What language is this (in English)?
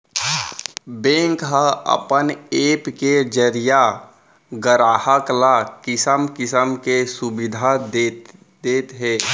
Chhattisgarhi